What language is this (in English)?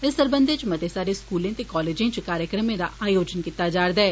Dogri